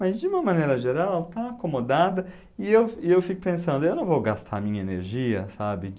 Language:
Portuguese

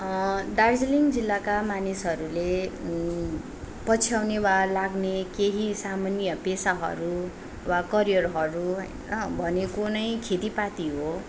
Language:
Nepali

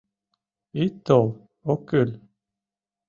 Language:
Mari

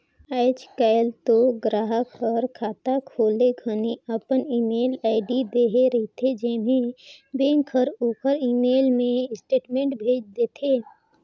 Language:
Chhattisgarhi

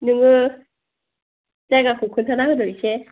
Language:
Bodo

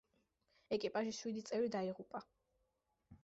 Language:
Georgian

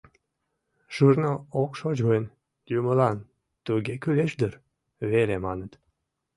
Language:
Mari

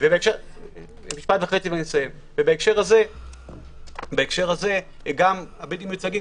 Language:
Hebrew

